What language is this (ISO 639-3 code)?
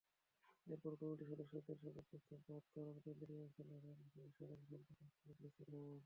ben